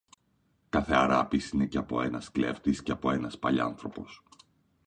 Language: Greek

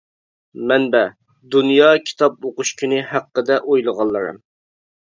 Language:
Uyghur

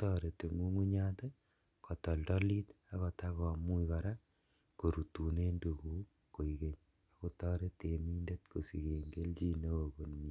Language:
Kalenjin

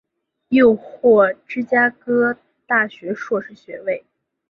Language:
Chinese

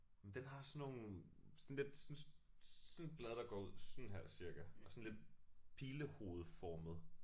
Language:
Danish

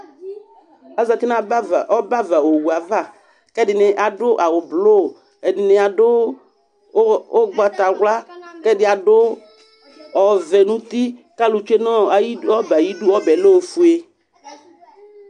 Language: Ikposo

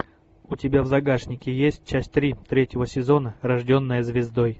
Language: Russian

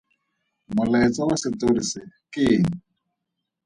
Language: Tswana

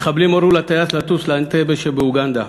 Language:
Hebrew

